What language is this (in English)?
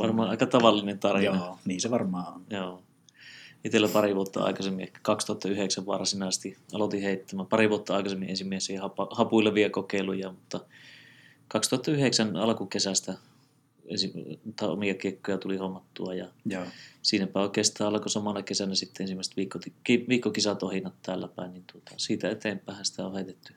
Finnish